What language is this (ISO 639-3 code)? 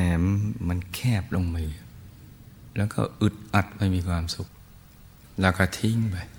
tha